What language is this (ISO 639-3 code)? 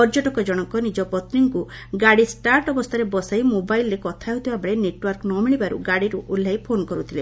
ori